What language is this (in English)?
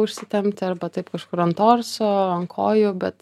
Lithuanian